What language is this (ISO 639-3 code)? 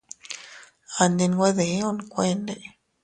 cut